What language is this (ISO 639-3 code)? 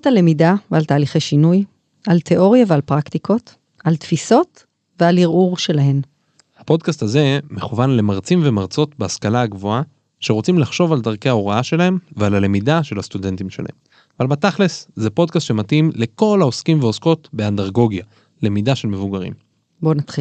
heb